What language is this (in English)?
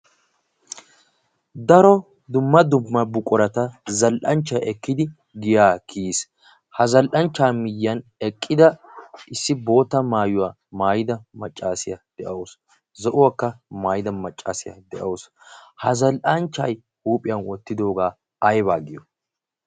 Wolaytta